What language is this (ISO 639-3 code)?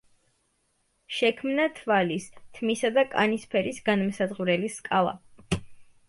kat